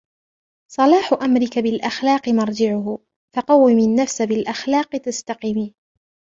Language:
Arabic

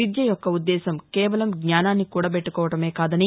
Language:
Telugu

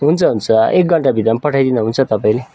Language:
Nepali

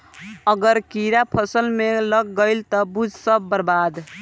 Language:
Bhojpuri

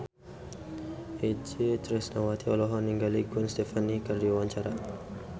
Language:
Sundanese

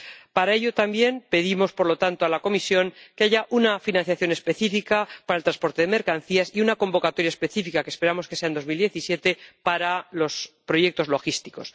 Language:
Spanish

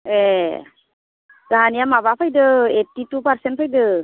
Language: Bodo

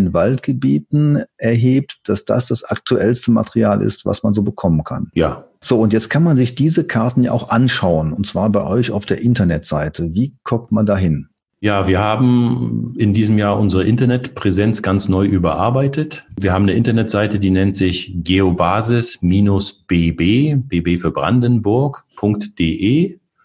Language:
German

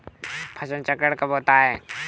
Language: Hindi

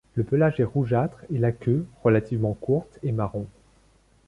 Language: French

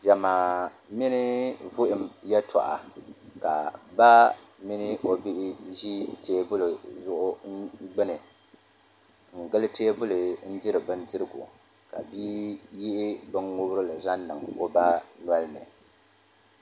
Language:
Dagbani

